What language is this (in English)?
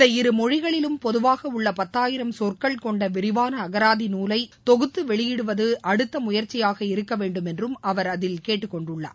Tamil